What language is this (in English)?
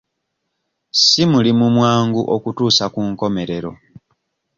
Ganda